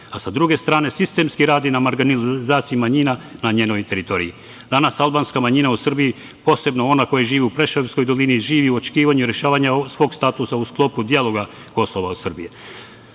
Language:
Serbian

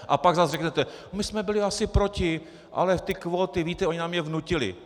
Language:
Czech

